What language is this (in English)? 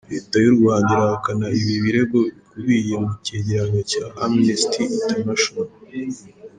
Kinyarwanda